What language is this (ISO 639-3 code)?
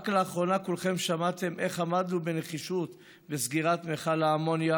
heb